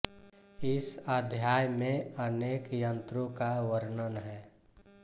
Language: Hindi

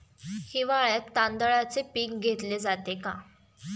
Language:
Marathi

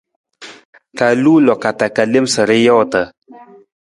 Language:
Nawdm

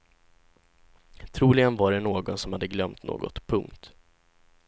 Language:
Swedish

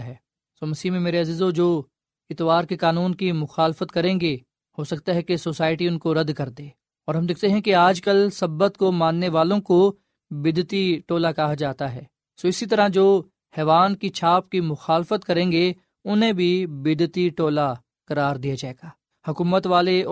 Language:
Urdu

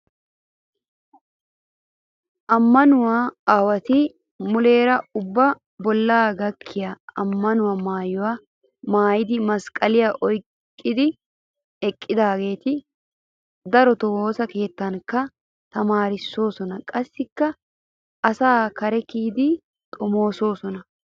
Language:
Wolaytta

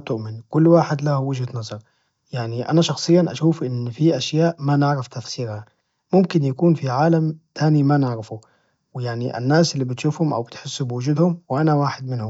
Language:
Najdi Arabic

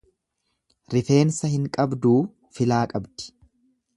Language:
Oromo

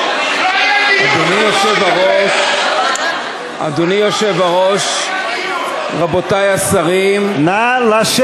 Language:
Hebrew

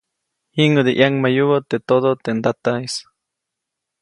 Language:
Copainalá Zoque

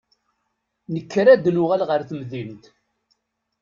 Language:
Kabyle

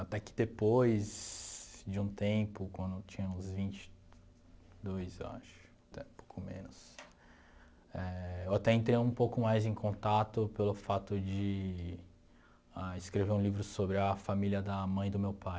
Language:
Portuguese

